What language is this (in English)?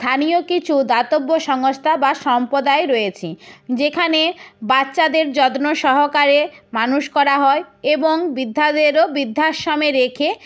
Bangla